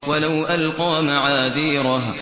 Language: Arabic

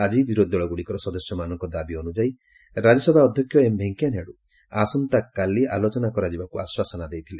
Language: Odia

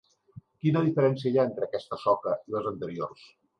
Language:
Catalan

